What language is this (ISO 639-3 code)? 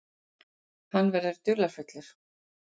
isl